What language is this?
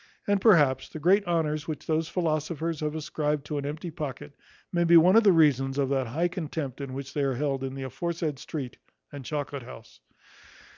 English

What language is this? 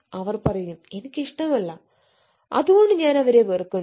Malayalam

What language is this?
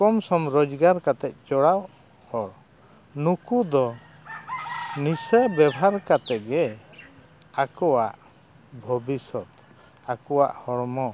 Santali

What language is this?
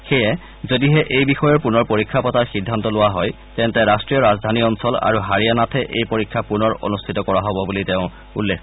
Assamese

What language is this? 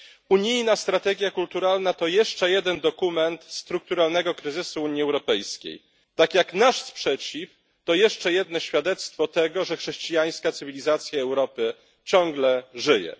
Polish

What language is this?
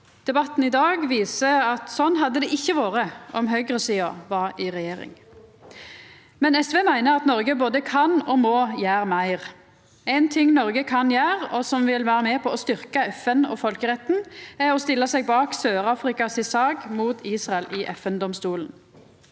Norwegian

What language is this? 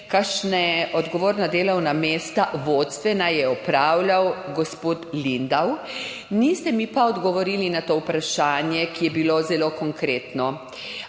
Slovenian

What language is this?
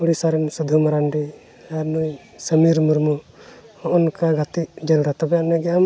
Santali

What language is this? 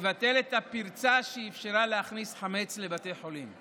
Hebrew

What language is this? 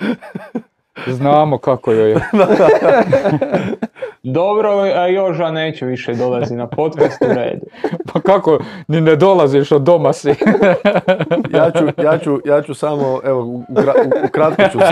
Croatian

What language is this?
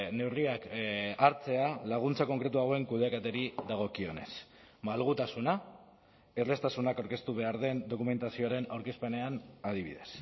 Basque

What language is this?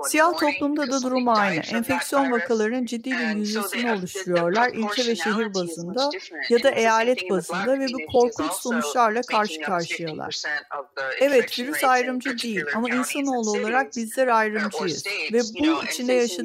Turkish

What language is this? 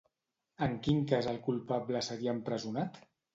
Catalan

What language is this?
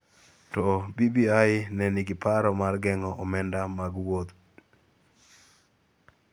Luo (Kenya and Tanzania)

